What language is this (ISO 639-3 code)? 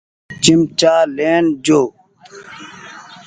gig